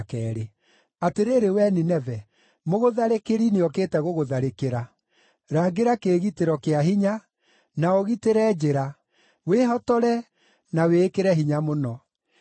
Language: Kikuyu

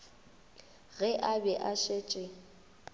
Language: Northern Sotho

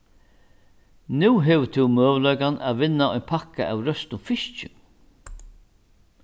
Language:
Faroese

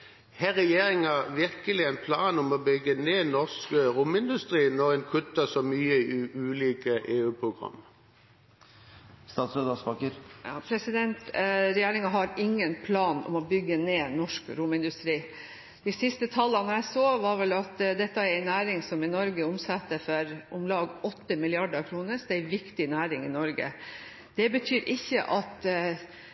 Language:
Norwegian Bokmål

